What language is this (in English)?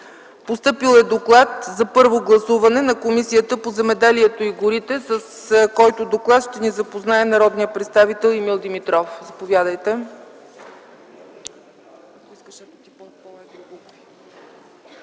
Bulgarian